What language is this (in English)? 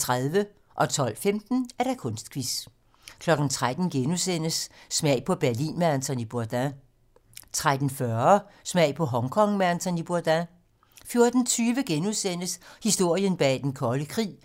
Danish